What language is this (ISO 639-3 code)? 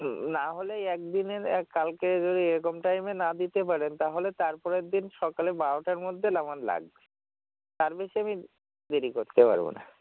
ben